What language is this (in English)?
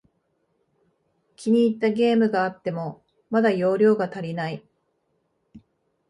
Japanese